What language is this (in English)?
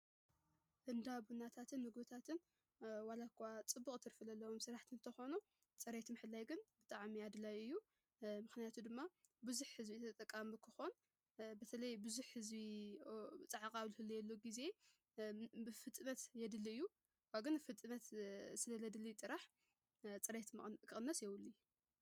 Tigrinya